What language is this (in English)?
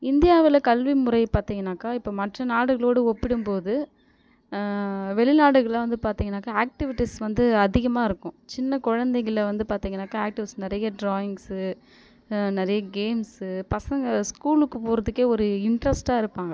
Tamil